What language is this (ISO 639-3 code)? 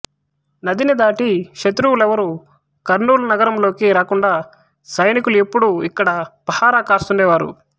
tel